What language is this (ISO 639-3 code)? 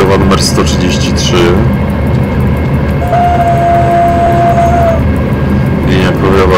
pol